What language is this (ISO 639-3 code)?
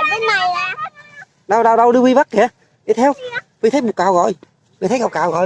vie